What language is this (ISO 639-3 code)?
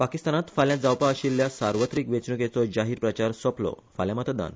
kok